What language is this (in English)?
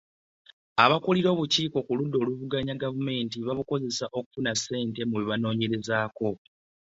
Ganda